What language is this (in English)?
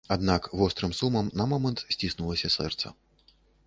Belarusian